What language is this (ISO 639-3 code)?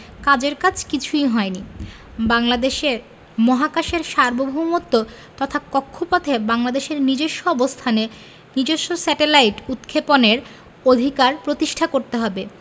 ben